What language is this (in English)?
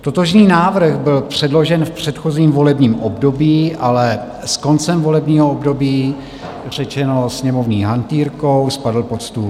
Czech